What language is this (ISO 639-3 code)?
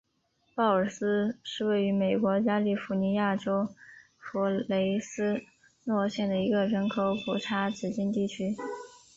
zho